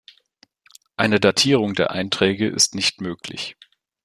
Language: German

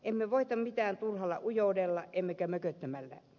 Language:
Finnish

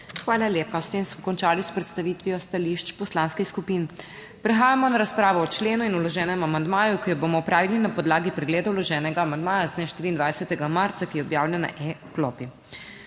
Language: Slovenian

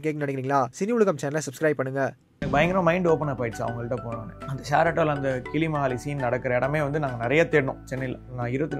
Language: Tamil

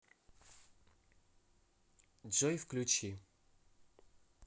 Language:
Russian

